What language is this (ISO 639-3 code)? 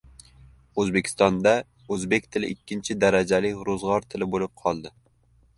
uzb